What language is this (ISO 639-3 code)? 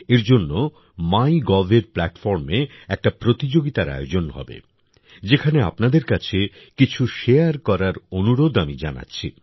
ben